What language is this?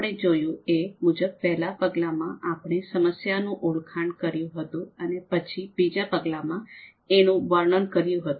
Gujarati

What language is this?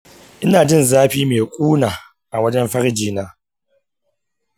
Hausa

